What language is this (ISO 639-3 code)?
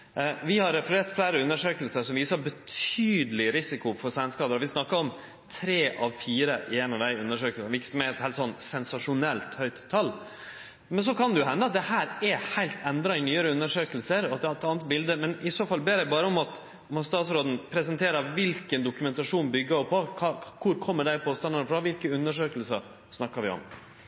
nno